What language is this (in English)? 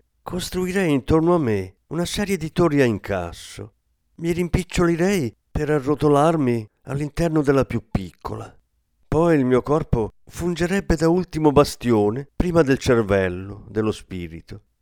Italian